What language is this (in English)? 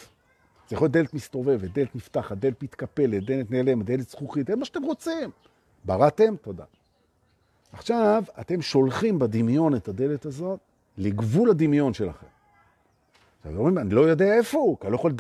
Hebrew